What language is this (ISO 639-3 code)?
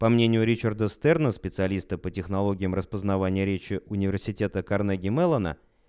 rus